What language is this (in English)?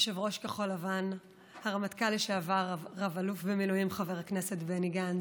Hebrew